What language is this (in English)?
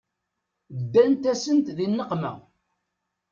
Kabyle